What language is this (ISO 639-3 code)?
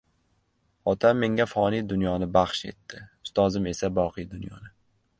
uzb